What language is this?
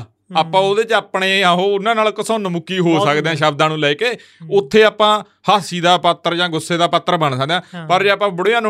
Punjabi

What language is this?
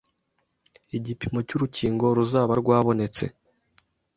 Kinyarwanda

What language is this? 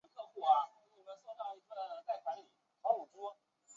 Chinese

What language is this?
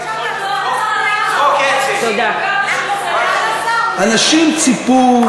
Hebrew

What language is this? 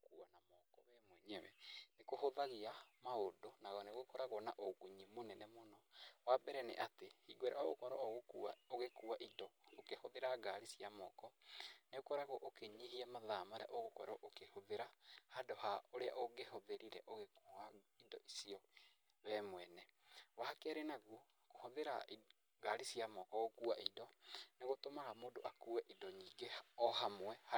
Kikuyu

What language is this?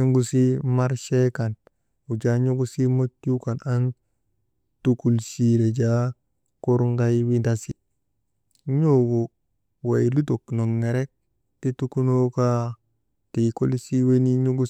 Maba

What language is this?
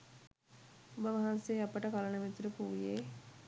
Sinhala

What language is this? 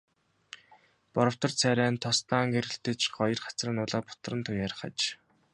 Mongolian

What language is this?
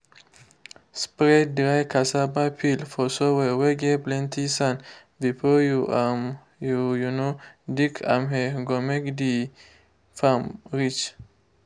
Nigerian Pidgin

